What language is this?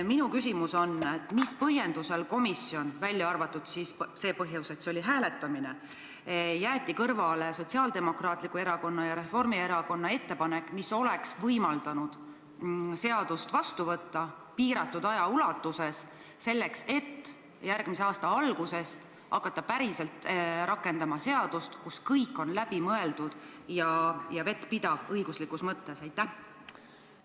Estonian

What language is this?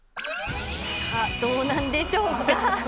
Japanese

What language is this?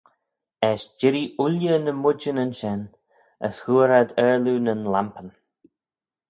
Manx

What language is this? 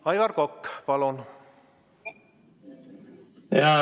Estonian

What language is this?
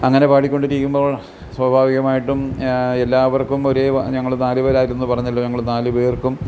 Malayalam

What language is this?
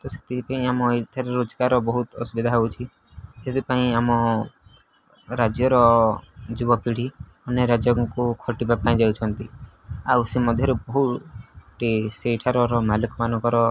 Odia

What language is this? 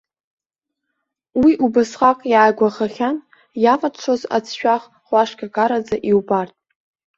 Abkhazian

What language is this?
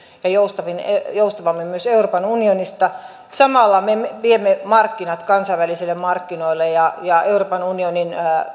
Finnish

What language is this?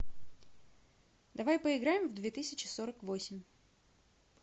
Russian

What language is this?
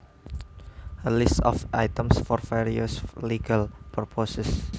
Javanese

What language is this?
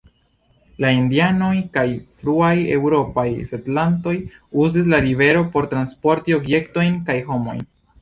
Esperanto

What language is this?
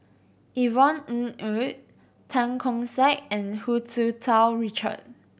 English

